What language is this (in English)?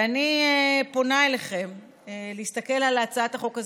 Hebrew